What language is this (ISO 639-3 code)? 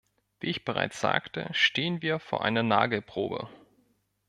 deu